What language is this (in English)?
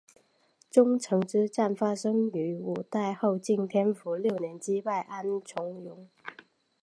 Chinese